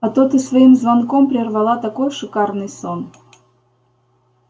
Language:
Russian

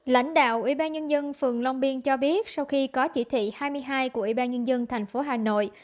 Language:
Vietnamese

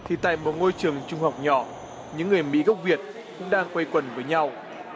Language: Vietnamese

